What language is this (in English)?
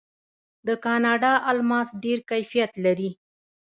Pashto